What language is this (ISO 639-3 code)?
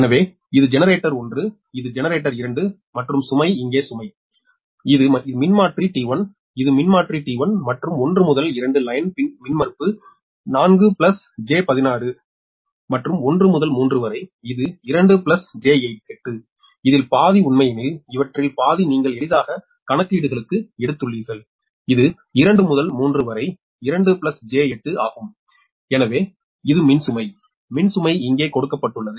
tam